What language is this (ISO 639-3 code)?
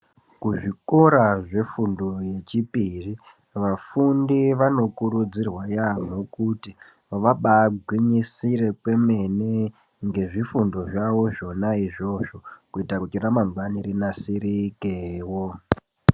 ndc